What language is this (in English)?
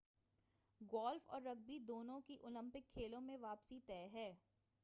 Urdu